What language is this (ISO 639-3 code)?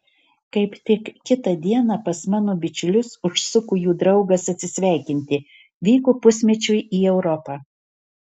lit